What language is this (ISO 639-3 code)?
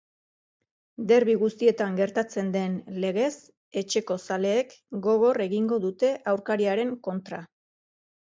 eus